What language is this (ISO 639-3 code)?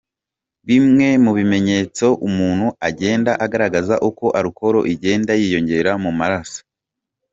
kin